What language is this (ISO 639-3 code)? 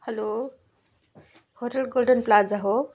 nep